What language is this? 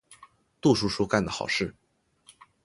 Chinese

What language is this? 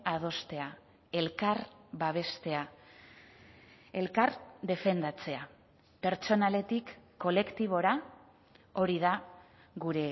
Basque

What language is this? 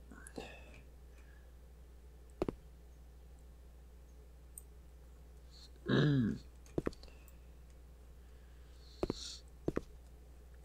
Portuguese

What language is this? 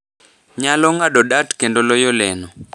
Luo (Kenya and Tanzania)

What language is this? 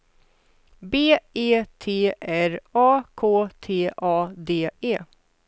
Swedish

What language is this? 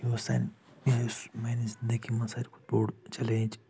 Kashmiri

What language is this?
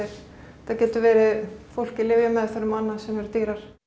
Icelandic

